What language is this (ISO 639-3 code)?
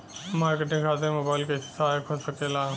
bho